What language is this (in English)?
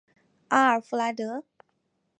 Chinese